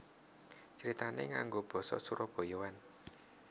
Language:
Javanese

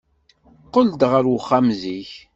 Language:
Kabyle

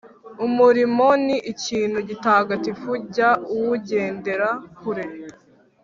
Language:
Kinyarwanda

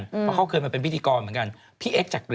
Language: Thai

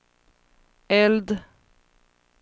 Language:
Swedish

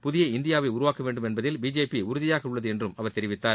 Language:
Tamil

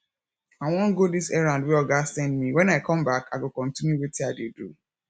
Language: Nigerian Pidgin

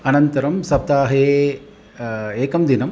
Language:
Sanskrit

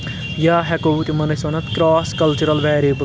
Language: Kashmiri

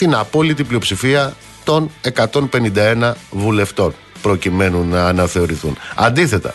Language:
Greek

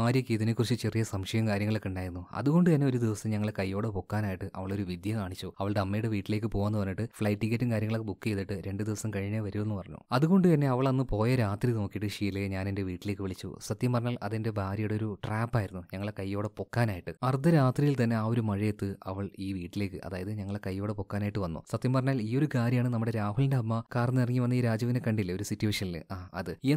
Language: Malayalam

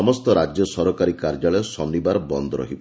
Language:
Odia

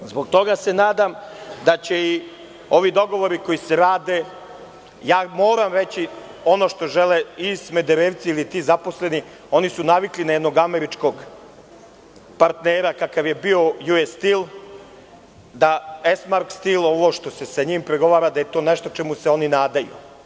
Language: Serbian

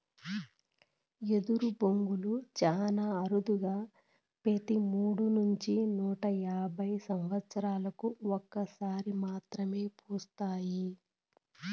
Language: Telugu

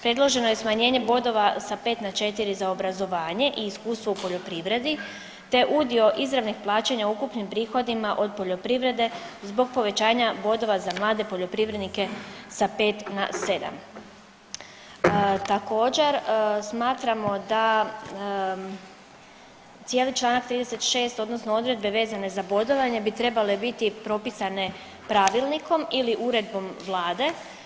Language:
Croatian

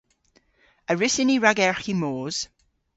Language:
Cornish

